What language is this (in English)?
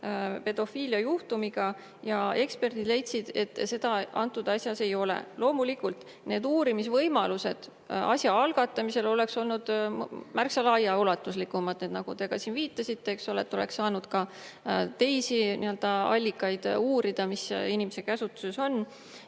Estonian